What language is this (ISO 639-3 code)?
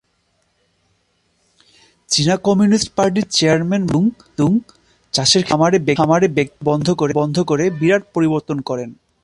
ben